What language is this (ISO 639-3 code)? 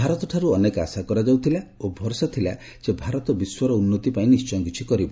ori